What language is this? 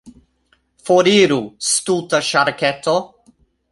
Esperanto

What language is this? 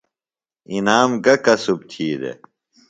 Phalura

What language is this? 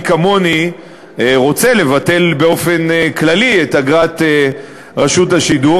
Hebrew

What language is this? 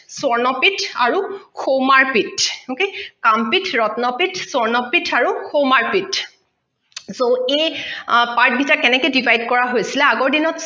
Assamese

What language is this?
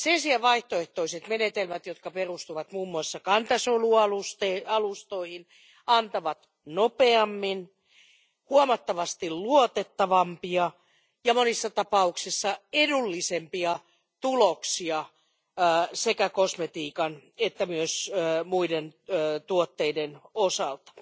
Finnish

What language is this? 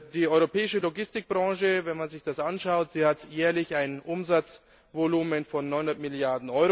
German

